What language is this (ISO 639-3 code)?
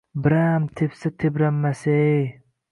uzb